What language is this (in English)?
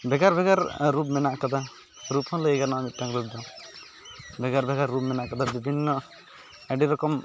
Santali